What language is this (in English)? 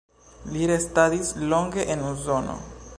Esperanto